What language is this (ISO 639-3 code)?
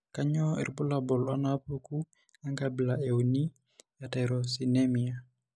mas